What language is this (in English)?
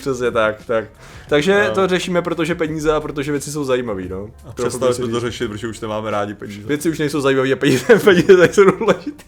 Czech